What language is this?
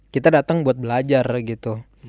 Indonesian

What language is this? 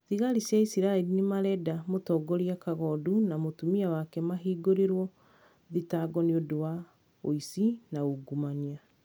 Kikuyu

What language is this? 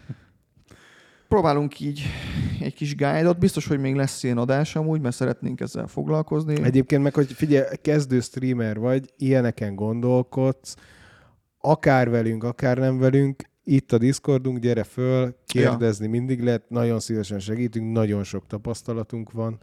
Hungarian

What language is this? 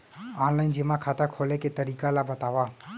Chhattisgarhi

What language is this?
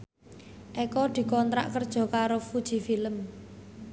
Javanese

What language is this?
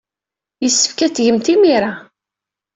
Kabyle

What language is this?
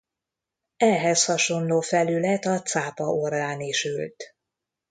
Hungarian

